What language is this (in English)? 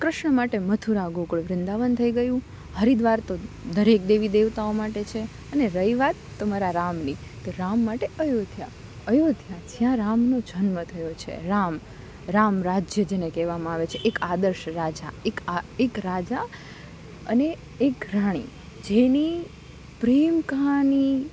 Gujarati